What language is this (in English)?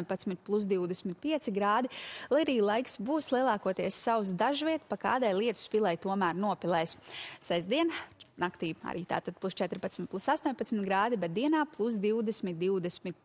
Latvian